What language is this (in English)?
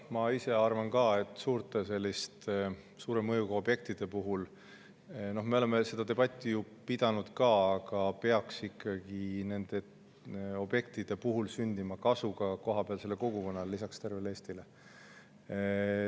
Estonian